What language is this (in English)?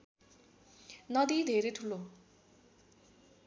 Nepali